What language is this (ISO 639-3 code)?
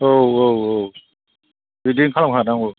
brx